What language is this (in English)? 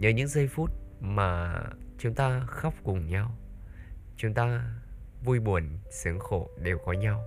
Vietnamese